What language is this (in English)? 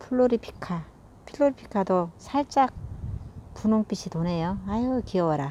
Korean